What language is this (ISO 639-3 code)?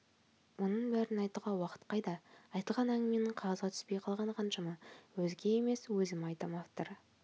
kaz